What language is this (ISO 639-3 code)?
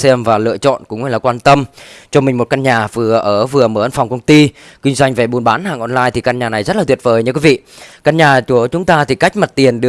vie